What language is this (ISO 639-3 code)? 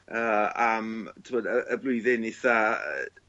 cym